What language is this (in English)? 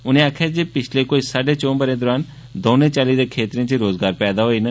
Dogri